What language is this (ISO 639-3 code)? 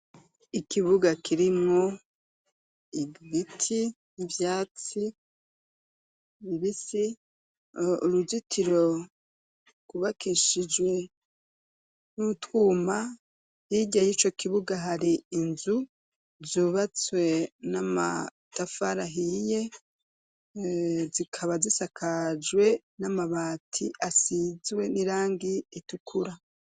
run